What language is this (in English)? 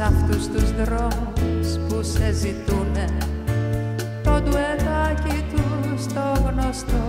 Greek